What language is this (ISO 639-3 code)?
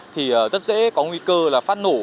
vie